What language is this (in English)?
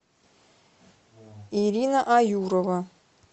Russian